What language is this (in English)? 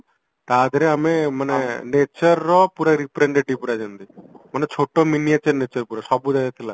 Odia